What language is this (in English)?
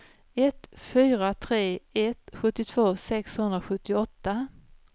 Swedish